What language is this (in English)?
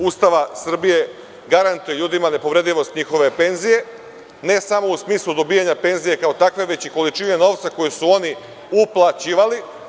Serbian